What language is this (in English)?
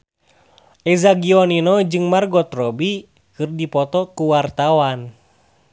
Sundanese